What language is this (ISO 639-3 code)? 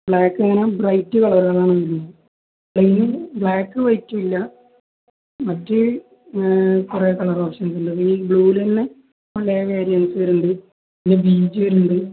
mal